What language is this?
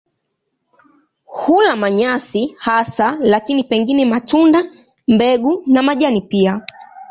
Swahili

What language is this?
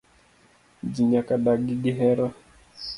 Luo (Kenya and Tanzania)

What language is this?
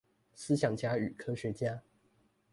Chinese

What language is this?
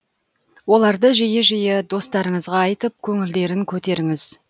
Kazakh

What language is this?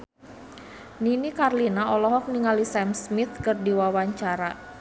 Sundanese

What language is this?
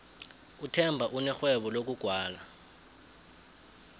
South Ndebele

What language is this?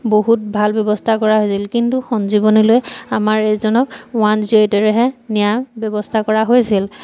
Assamese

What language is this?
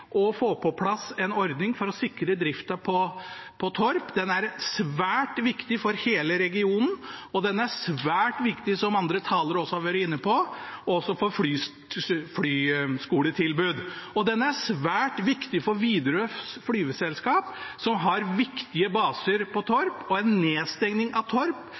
Norwegian Bokmål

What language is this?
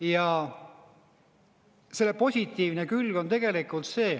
Estonian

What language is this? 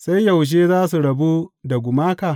Hausa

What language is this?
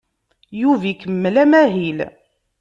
Kabyle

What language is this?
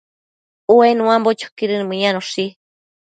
Matsés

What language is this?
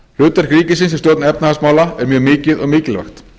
Icelandic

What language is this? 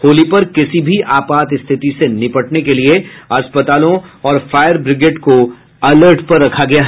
Hindi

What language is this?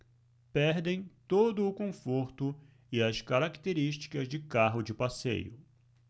Portuguese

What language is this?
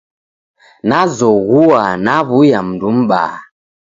Taita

